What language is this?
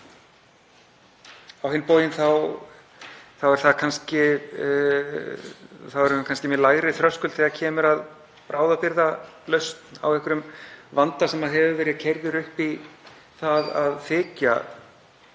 Icelandic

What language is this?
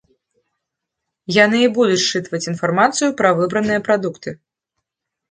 Belarusian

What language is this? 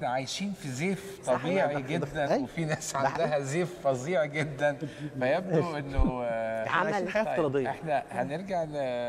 Arabic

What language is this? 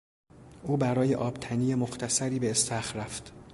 Persian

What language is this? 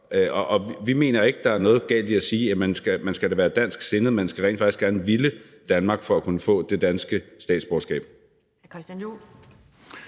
Danish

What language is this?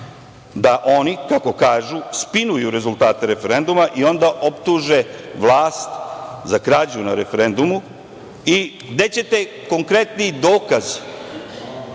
Serbian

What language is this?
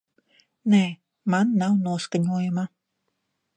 Latvian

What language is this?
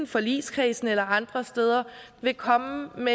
Danish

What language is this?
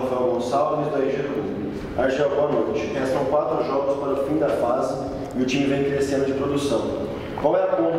Portuguese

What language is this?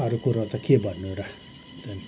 Nepali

